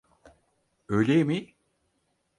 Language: Turkish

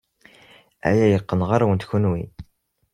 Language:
Kabyle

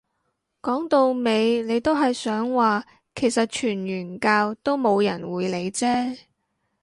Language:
Cantonese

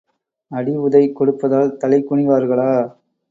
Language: Tamil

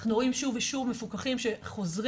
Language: Hebrew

